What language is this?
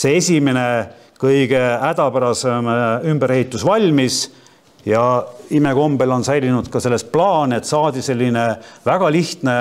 Finnish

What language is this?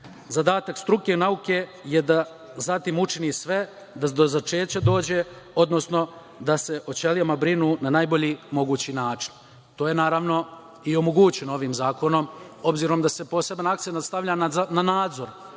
Serbian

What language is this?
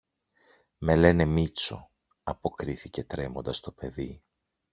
Greek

